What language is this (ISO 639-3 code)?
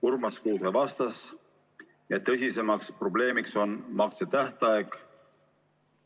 est